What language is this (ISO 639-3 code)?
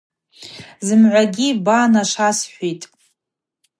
abq